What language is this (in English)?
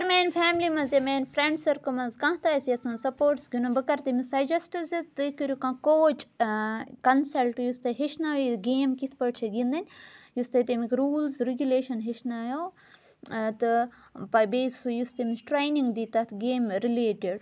Kashmiri